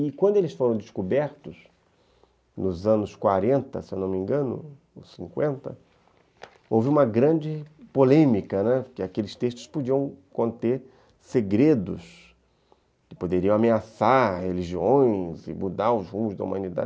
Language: Portuguese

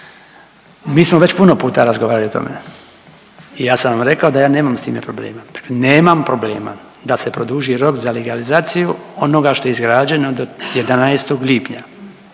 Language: Croatian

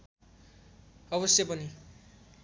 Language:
Nepali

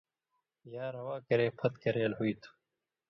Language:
Indus Kohistani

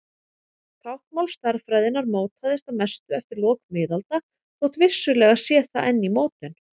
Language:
Icelandic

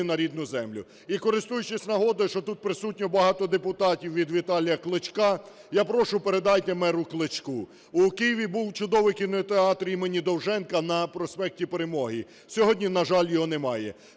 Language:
Ukrainian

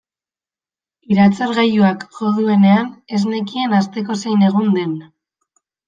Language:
Basque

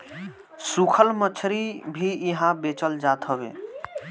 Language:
Bhojpuri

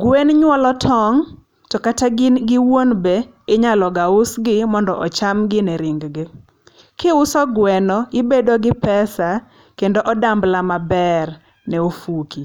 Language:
Luo (Kenya and Tanzania)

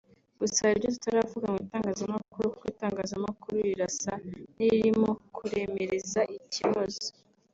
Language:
Kinyarwanda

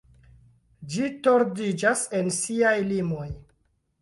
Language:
Esperanto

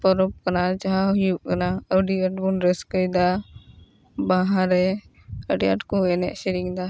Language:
Santali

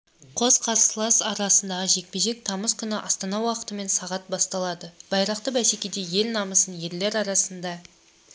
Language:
Kazakh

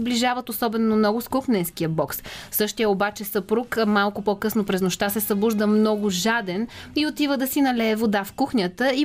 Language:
Bulgarian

